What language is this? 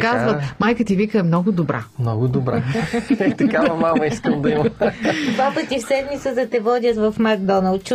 Bulgarian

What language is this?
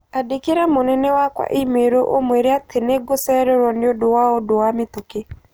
Kikuyu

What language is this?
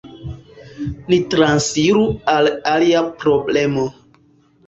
Esperanto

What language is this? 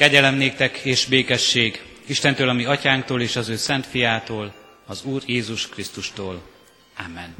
Hungarian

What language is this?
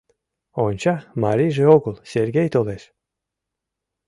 Mari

